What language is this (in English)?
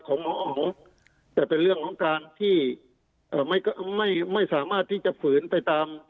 Thai